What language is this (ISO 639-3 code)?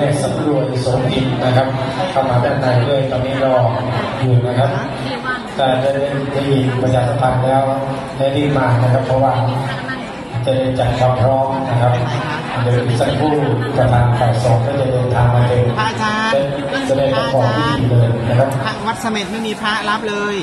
tha